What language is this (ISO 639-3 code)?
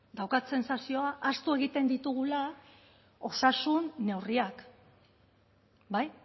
eus